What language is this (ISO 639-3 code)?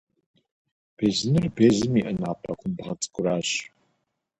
kbd